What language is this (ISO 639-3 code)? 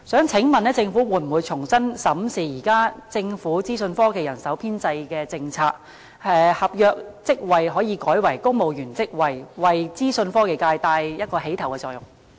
yue